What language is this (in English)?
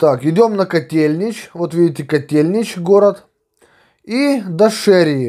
Russian